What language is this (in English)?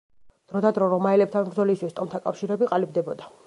Georgian